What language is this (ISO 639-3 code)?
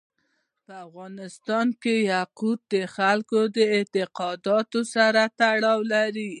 pus